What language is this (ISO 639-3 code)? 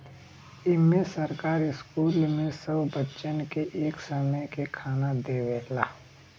bho